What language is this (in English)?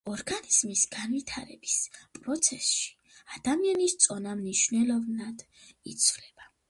Georgian